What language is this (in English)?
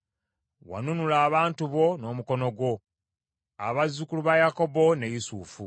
Ganda